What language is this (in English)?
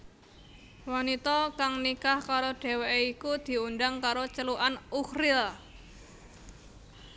Javanese